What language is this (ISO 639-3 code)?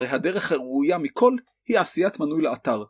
heb